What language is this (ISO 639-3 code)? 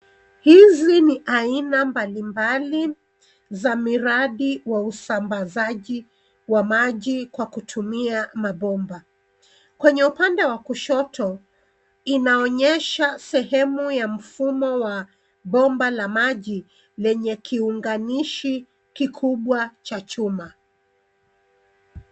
swa